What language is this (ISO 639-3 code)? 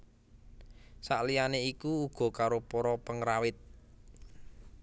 jav